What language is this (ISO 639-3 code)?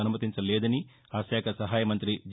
tel